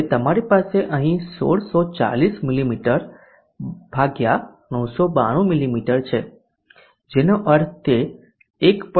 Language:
Gujarati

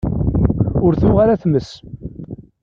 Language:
Kabyle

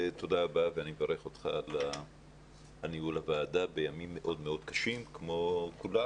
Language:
Hebrew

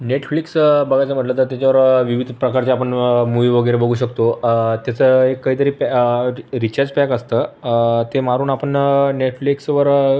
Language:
Marathi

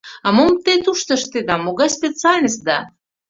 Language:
Mari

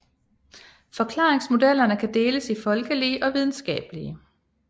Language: Danish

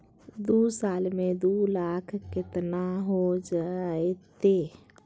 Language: Magahi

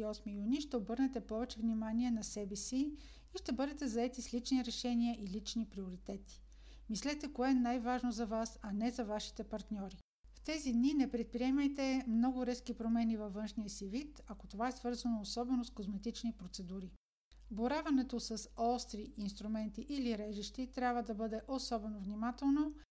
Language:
Bulgarian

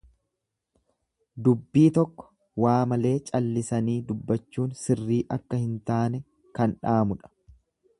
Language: Oromo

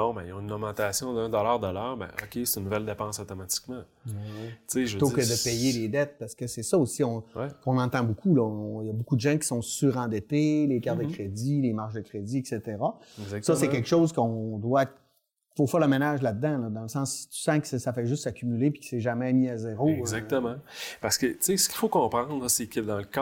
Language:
French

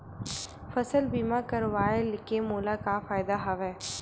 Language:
Chhattisgarhi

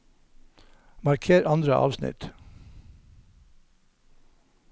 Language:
Norwegian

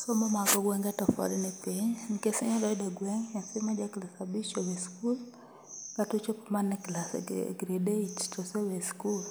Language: Luo (Kenya and Tanzania)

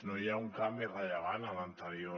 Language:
Catalan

